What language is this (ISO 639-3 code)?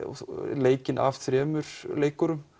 isl